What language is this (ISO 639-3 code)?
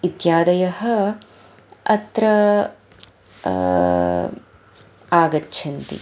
san